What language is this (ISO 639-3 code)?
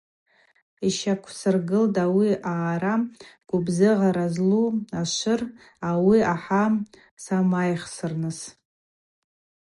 abq